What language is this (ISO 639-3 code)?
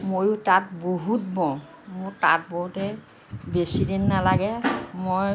asm